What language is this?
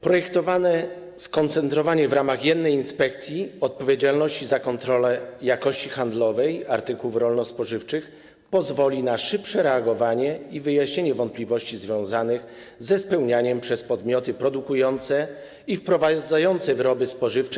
Polish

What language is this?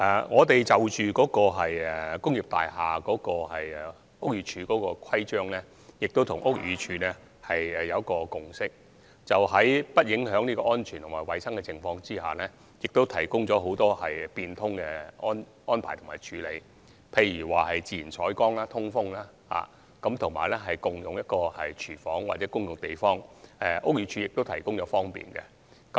Cantonese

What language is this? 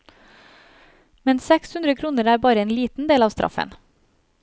Norwegian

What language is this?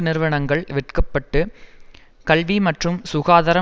Tamil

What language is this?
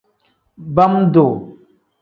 Tem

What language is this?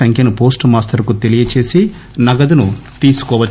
Telugu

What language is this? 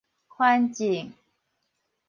Min Nan Chinese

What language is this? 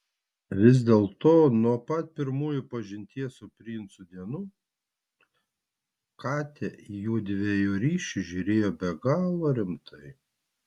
Lithuanian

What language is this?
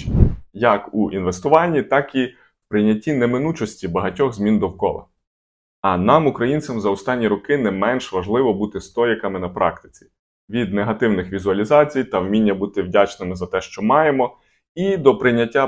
Ukrainian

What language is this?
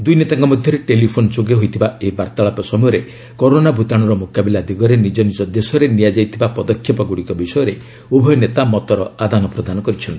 Odia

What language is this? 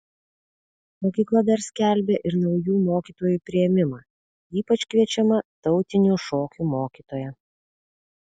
Lithuanian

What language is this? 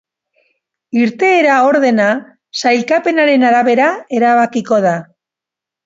Basque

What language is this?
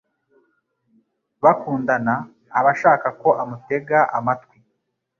Kinyarwanda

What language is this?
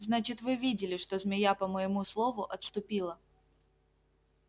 Russian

